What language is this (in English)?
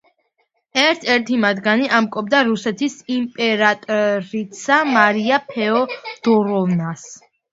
Georgian